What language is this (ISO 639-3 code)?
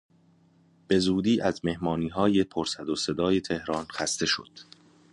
fas